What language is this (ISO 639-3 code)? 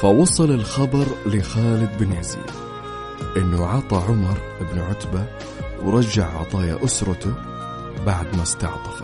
ara